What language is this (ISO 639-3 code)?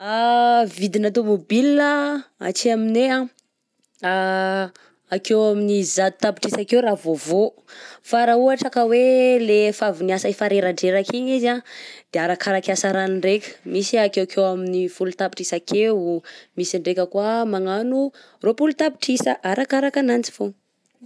bzc